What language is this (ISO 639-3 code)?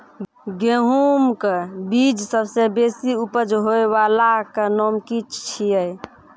mai